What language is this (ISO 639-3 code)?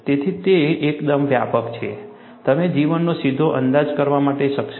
guj